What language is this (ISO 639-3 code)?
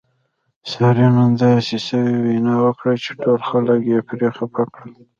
pus